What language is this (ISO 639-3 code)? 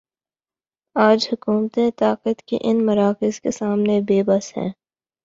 urd